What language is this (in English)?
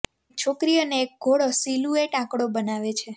Gujarati